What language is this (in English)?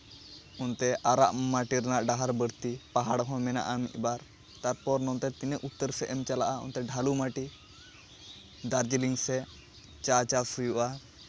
Santali